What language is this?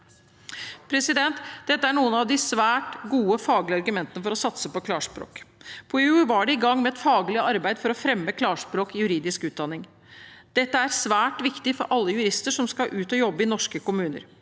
Norwegian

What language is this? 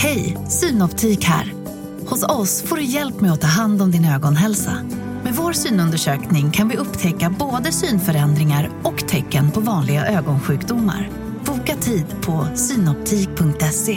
Swedish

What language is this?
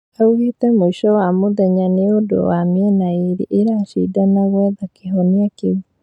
Kikuyu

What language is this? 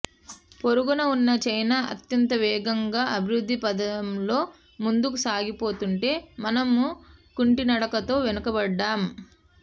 Telugu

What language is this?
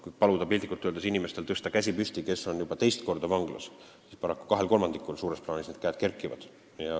Estonian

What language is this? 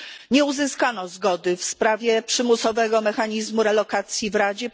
Polish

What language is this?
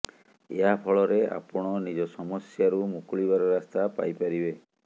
Odia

